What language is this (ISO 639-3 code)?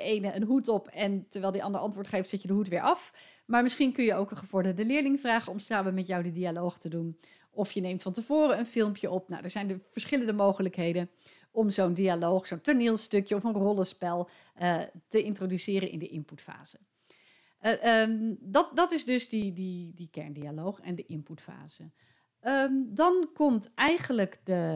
nld